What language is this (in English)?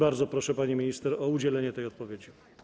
Polish